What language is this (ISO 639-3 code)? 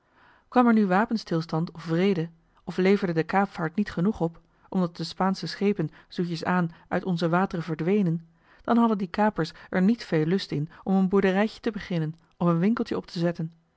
nld